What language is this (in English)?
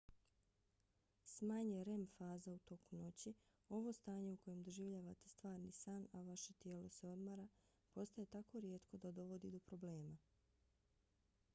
Bosnian